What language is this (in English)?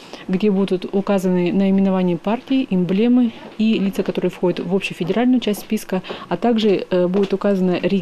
Russian